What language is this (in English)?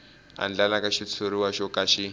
Tsonga